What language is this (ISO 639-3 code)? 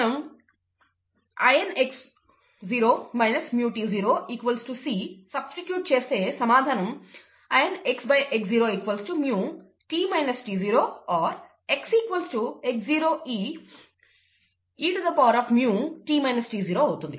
tel